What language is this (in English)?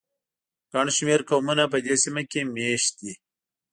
Pashto